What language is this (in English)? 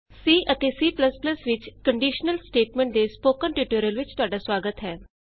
Punjabi